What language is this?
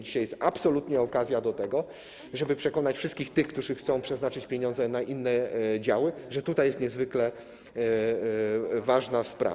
Polish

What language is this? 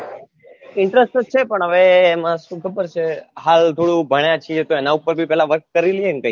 Gujarati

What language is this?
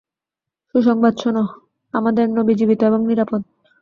Bangla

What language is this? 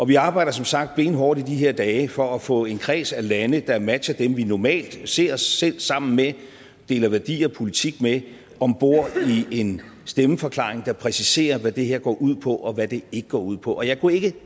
Danish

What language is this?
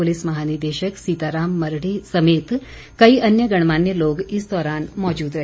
Hindi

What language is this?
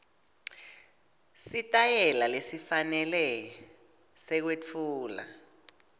Swati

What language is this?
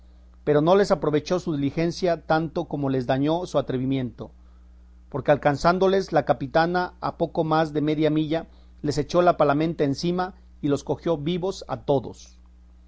Spanish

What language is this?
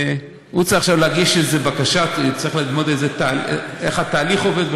Hebrew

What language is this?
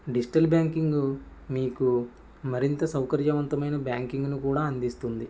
Telugu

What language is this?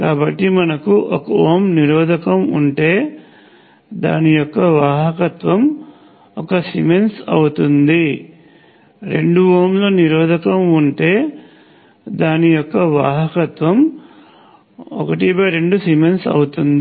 Telugu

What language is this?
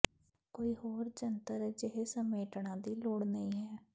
Punjabi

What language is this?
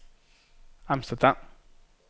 Danish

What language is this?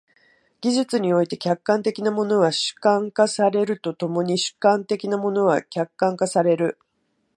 Japanese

